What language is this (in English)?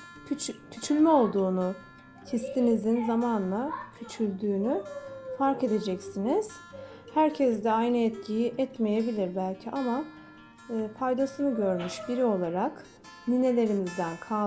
Turkish